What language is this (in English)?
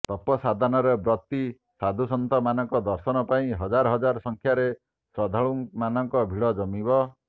Odia